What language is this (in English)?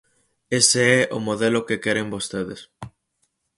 Galician